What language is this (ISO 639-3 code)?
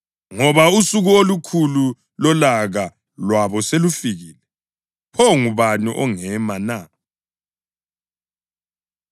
nde